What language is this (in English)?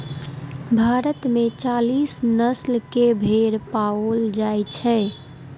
Maithili